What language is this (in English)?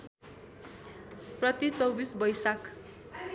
Nepali